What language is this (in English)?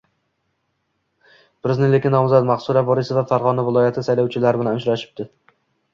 Uzbek